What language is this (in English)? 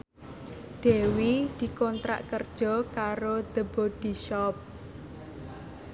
Javanese